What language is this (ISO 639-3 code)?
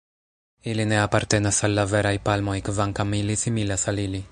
epo